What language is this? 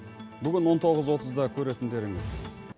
Kazakh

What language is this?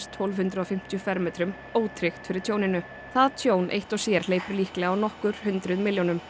Icelandic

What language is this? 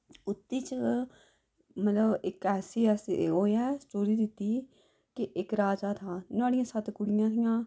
Dogri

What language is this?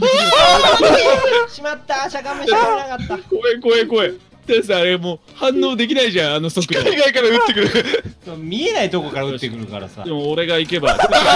Japanese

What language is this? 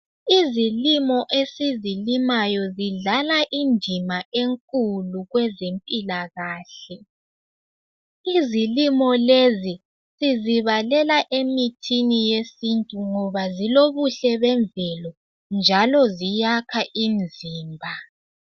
North Ndebele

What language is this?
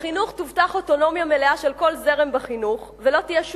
Hebrew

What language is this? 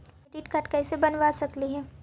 Magahi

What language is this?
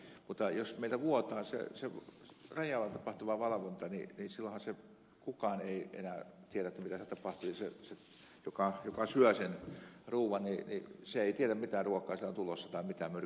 Finnish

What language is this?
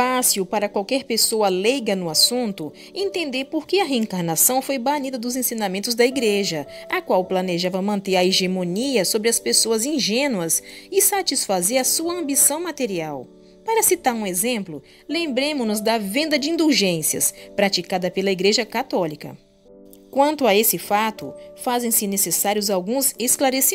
Portuguese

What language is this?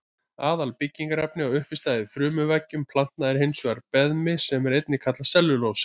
Icelandic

